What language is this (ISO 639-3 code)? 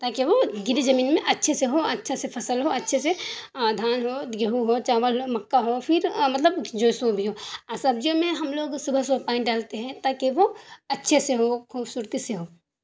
urd